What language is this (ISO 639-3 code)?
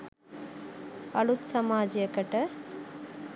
sin